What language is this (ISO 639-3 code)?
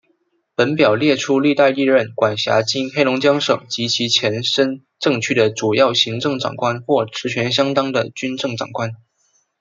zho